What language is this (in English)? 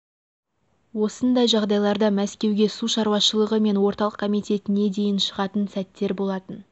Kazakh